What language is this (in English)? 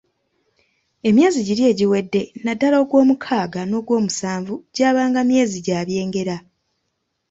Ganda